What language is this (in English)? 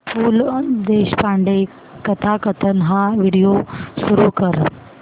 Marathi